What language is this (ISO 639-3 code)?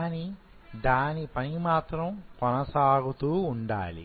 tel